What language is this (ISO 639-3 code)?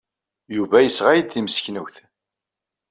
kab